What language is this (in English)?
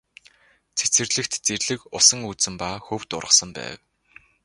Mongolian